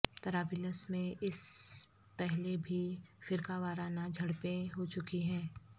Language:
Urdu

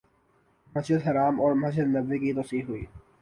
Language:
Urdu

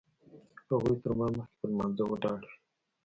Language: Pashto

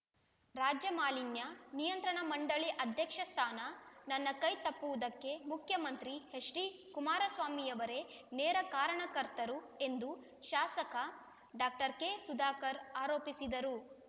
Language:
Kannada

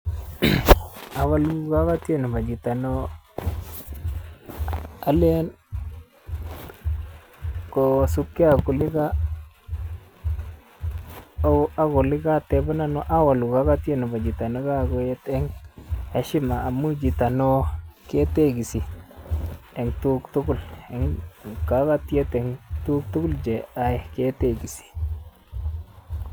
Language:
Kalenjin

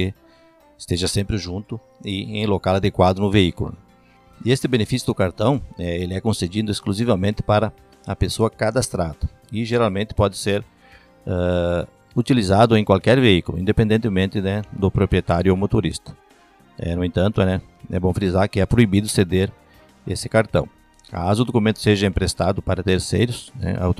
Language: Portuguese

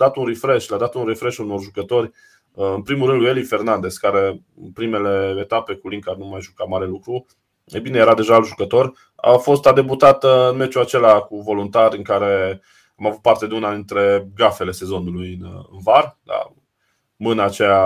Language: Romanian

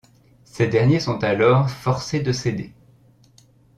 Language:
French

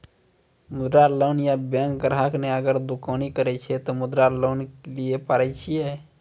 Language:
Maithili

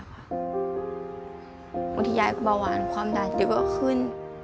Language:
Thai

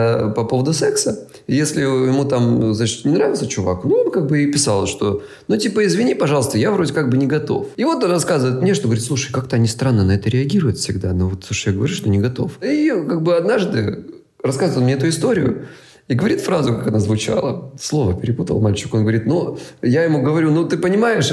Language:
Russian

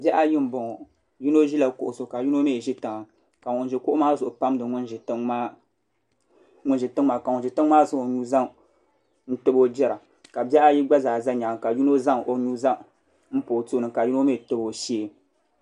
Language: Dagbani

